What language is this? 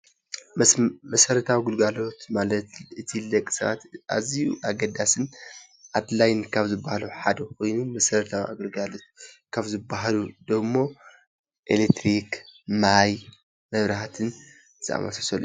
Tigrinya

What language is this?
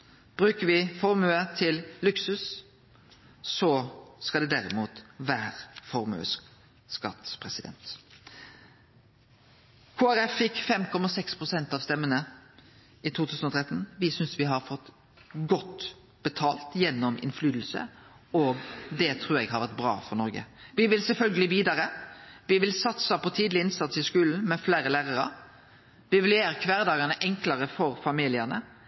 Norwegian Nynorsk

